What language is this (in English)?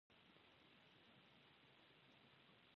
Pashto